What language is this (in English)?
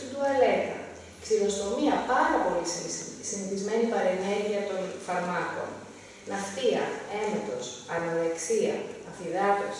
Greek